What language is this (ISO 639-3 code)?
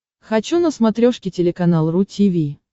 rus